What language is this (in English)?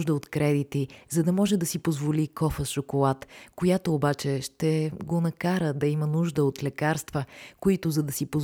Bulgarian